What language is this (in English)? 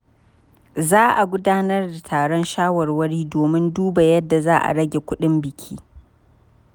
Hausa